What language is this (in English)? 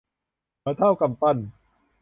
Thai